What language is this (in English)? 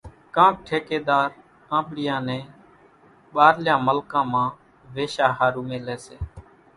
Kachi Koli